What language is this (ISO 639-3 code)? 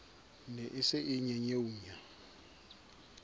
sot